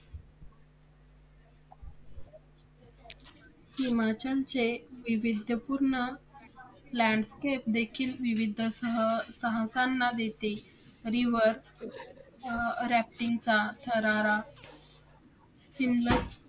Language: Marathi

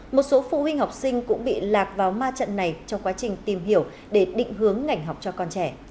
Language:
Vietnamese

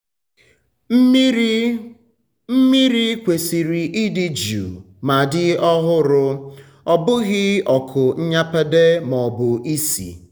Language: Igbo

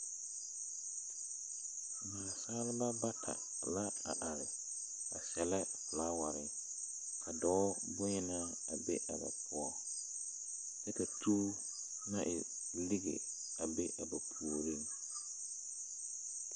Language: Southern Dagaare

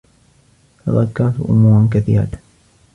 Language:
Arabic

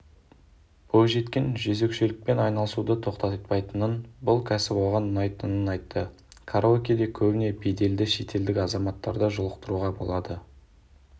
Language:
Kazakh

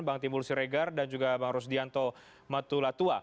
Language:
Indonesian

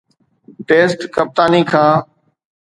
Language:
Sindhi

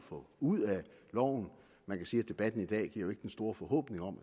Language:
Danish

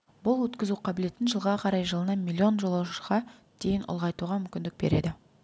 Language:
Kazakh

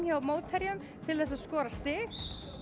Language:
Icelandic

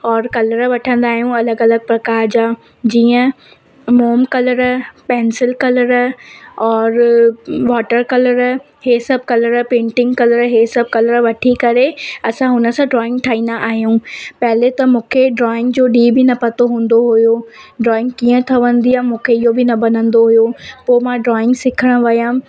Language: Sindhi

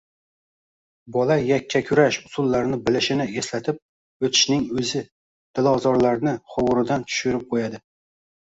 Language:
Uzbek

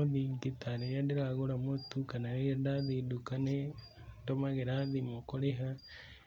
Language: Kikuyu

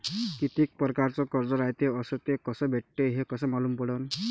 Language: Marathi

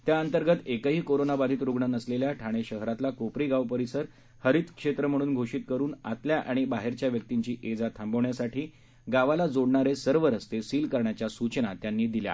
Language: Marathi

